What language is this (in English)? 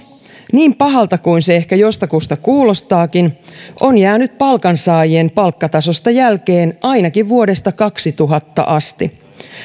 Finnish